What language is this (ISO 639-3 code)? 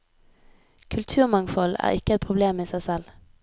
nor